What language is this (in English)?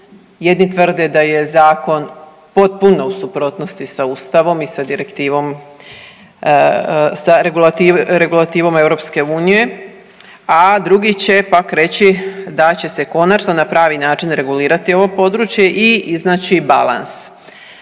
Croatian